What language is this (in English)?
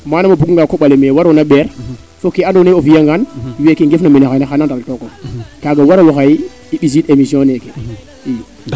Serer